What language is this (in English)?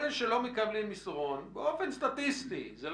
Hebrew